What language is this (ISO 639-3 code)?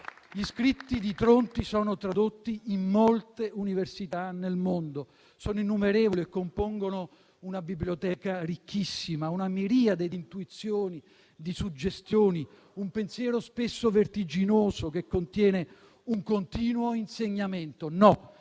ita